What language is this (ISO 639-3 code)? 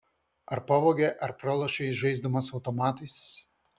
lit